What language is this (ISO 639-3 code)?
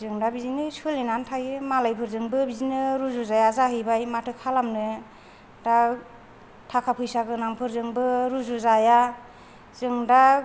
brx